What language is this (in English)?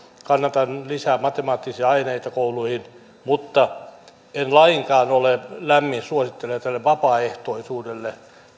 Finnish